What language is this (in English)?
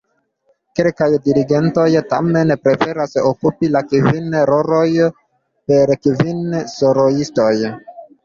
Esperanto